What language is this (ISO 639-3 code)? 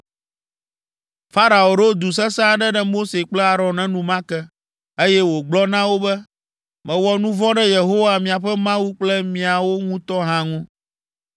ewe